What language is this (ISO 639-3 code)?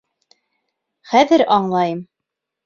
bak